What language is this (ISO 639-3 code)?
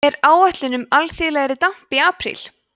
isl